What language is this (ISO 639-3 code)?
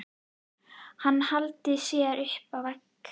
isl